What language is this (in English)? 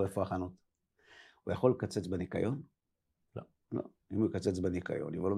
Hebrew